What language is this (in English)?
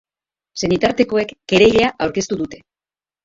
Basque